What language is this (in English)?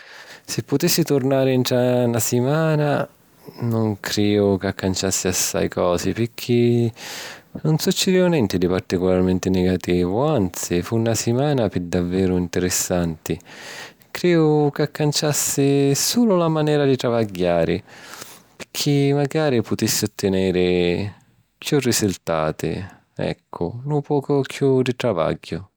Sicilian